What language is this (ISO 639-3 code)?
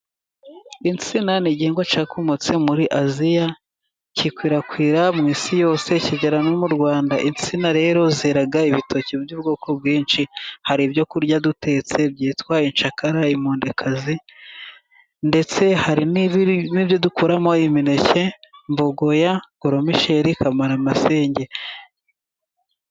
kin